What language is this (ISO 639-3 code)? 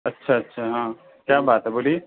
urd